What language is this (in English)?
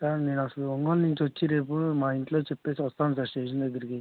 Telugu